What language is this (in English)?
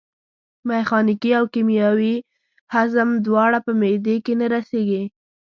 Pashto